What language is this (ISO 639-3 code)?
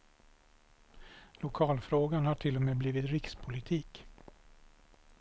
swe